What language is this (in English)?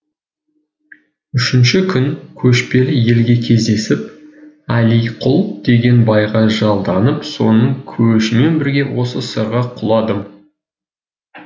Kazakh